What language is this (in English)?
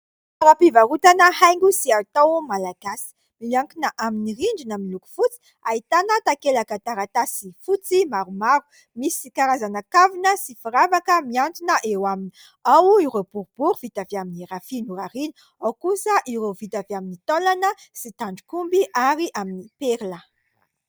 Malagasy